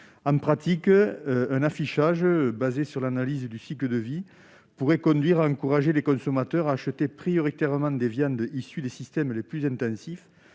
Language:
French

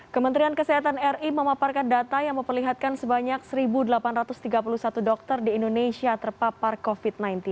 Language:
Indonesian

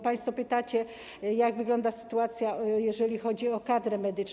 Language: Polish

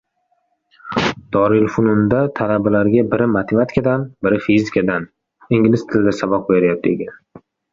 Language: Uzbek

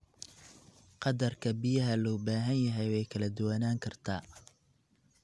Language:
Somali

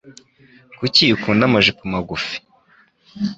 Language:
Kinyarwanda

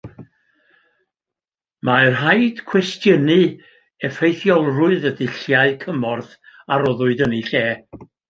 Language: Welsh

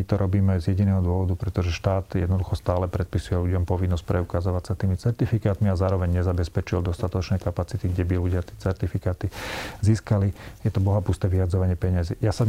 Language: Slovak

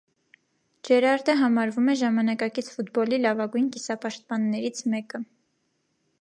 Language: Armenian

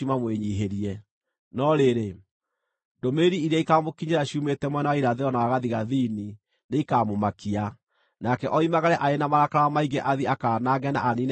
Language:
Kikuyu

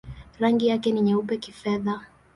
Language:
Swahili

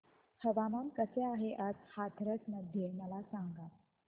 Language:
Marathi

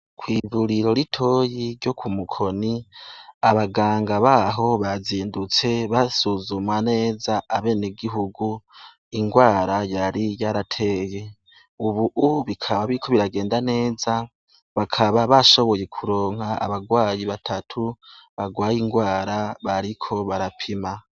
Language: Rundi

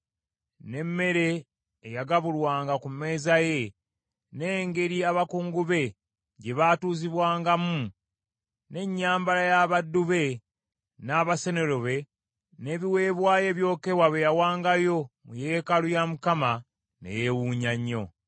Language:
Ganda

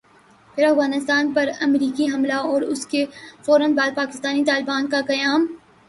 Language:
Urdu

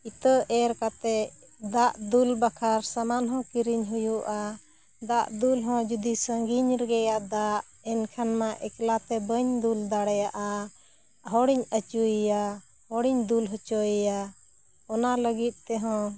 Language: Santali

